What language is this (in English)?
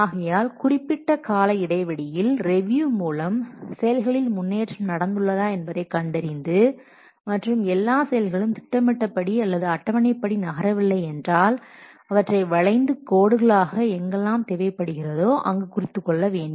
Tamil